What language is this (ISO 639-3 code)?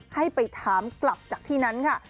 tha